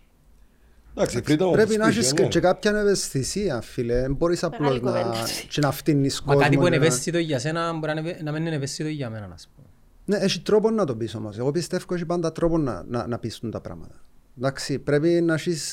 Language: Greek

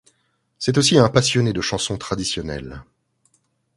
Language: French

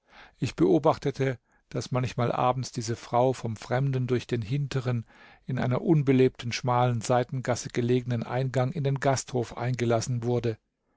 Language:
German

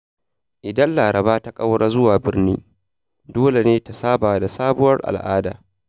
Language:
Hausa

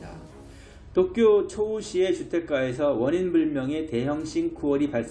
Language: Korean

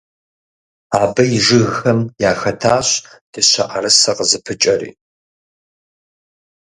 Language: Kabardian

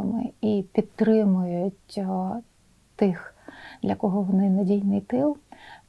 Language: Ukrainian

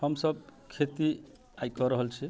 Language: Maithili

